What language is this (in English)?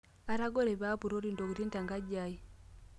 Masai